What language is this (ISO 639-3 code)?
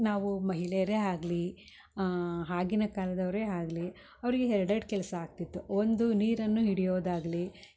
kan